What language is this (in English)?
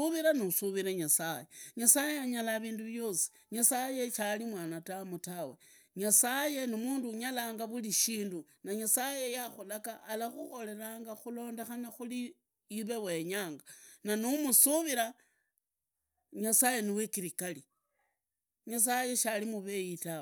Idakho-Isukha-Tiriki